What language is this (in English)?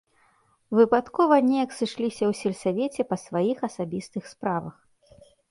Belarusian